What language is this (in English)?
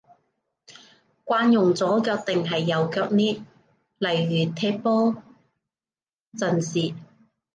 Cantonese